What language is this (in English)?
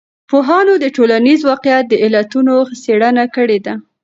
Pashto